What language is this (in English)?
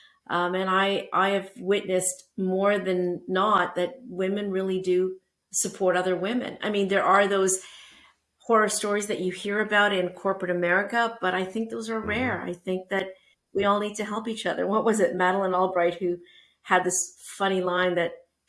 English